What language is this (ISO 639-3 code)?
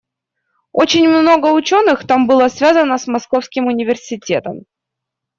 rus